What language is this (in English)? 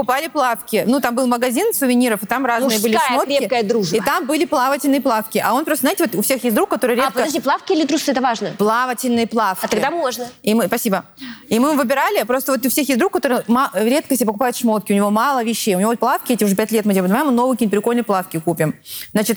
Russian